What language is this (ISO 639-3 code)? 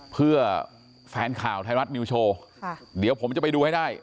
tha